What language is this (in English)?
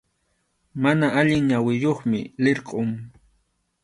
Arequipa-La Unión Quechua